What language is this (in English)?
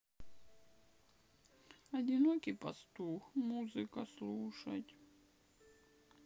Russian